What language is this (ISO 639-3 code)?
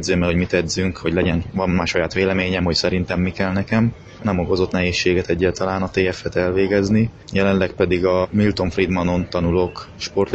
hun